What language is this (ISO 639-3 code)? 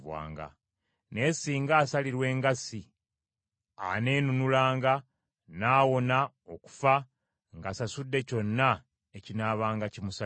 lug